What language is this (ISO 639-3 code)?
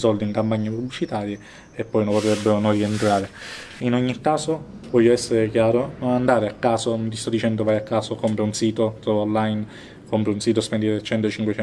ita